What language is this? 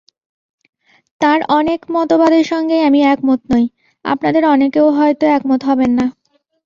Bangla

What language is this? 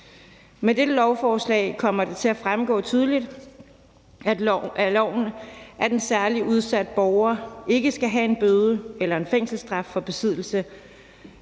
Danish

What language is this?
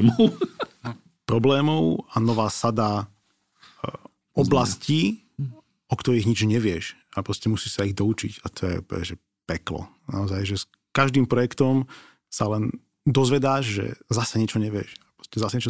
Slovak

